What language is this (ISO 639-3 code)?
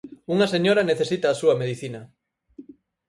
glg